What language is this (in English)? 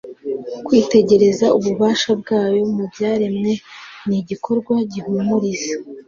Kinyarwanda